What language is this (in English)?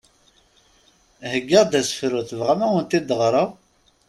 Kabyle